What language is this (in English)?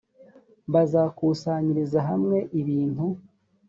Kinyarwanda